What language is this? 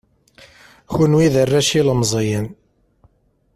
Kabyle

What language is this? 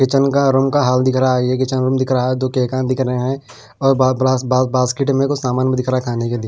Hindi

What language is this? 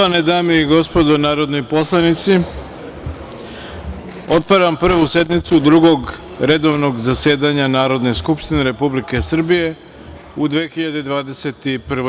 Serbian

